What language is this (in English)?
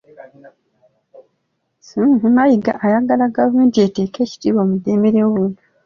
Ganda